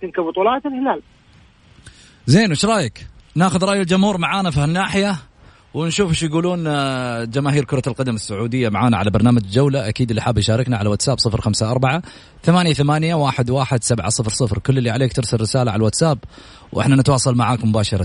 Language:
Arabic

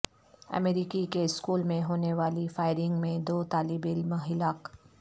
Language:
Urdu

